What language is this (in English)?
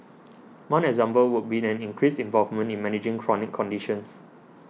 English